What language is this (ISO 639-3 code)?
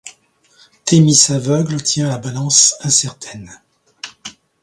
fra